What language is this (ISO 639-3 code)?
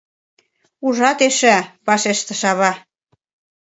chm